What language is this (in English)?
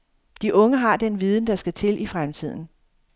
Danish